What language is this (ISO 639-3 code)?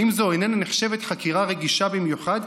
heb